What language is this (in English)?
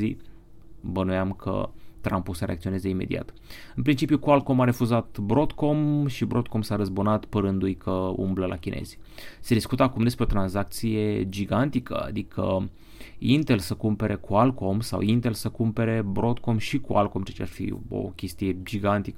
Romanian